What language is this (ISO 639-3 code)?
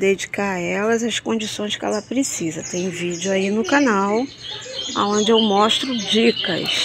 por